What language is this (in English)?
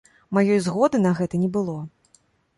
Belarusian